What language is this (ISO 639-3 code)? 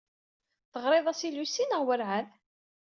kab